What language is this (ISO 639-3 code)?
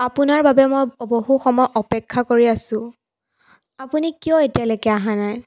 asm